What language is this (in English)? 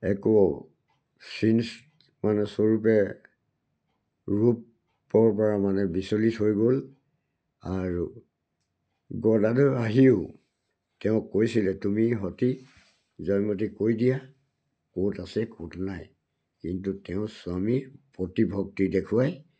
Assamese